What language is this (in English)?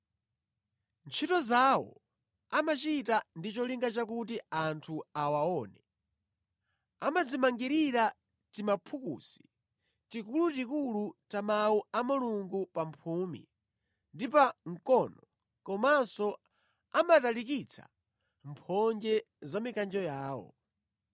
Nyanja